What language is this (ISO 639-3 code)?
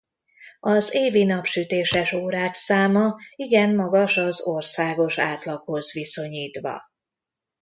hun